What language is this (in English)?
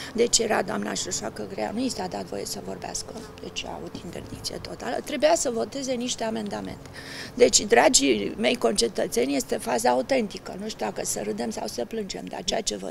Romanian